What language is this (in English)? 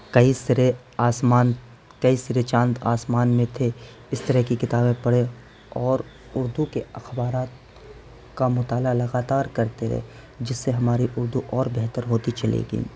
Urdu